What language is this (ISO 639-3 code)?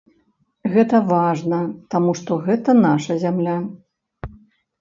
bel